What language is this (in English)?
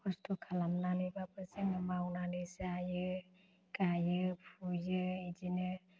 Bodo